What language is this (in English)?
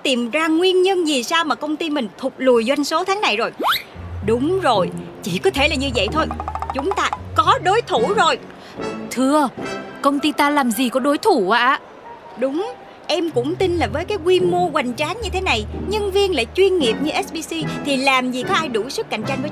Vietnamese